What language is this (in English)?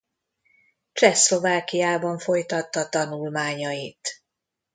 Hungarian